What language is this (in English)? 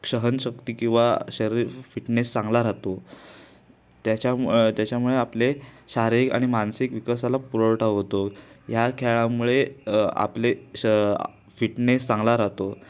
Marathi